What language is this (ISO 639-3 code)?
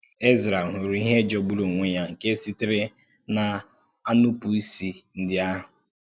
ibo